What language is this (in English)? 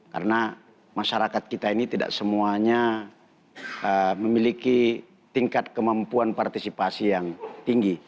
Indonesian